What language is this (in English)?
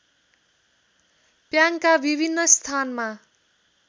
Nepali